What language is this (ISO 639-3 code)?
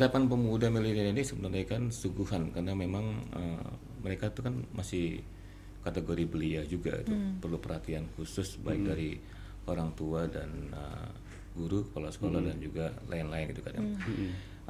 ind